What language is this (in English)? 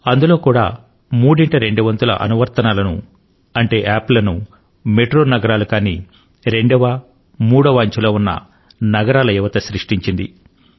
Telugu